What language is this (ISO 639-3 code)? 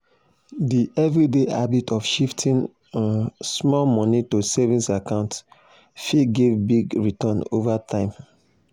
pcm